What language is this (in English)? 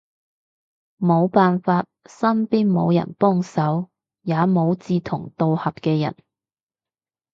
Cantonese